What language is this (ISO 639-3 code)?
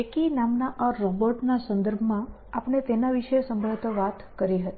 guj